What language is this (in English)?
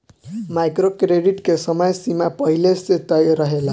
Bhojpuri